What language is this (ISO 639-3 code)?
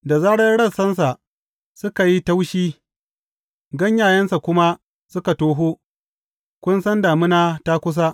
hau